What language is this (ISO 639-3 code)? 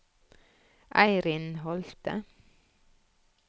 nor